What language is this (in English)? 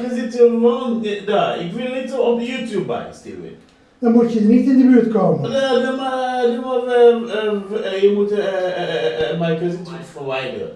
Dutch